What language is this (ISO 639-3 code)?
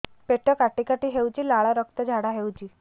ori